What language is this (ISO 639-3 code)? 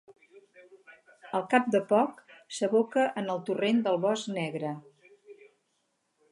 cat